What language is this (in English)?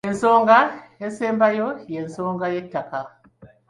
Ganda